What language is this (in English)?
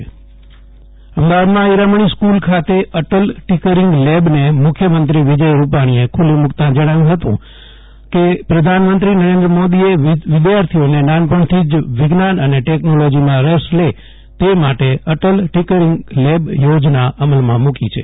Gujarati